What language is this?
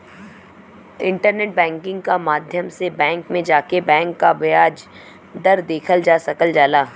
Bhojpuri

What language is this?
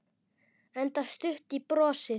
Icelandic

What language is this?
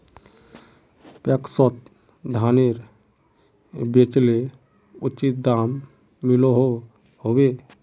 Magahi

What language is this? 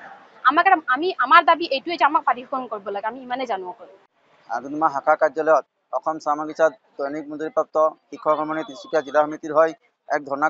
Arabic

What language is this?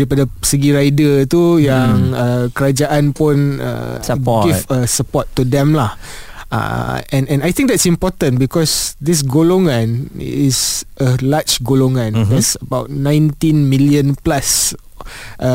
Malay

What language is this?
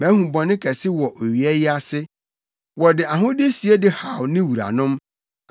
Akan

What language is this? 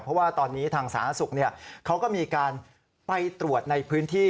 Thai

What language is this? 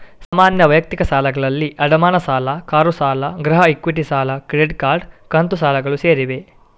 Kannada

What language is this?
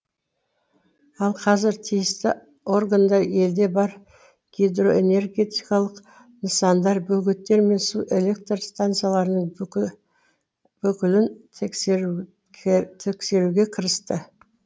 Kazakh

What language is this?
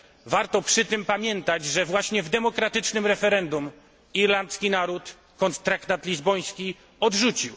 Polish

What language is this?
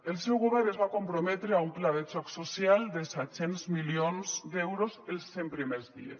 Catalan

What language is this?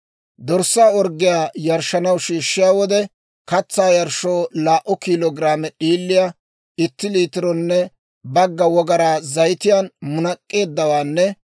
Dawro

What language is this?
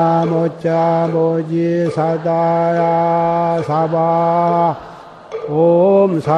Korean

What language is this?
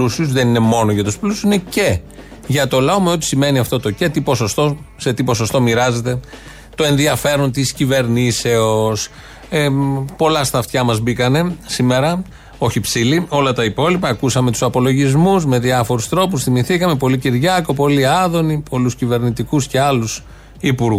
Greek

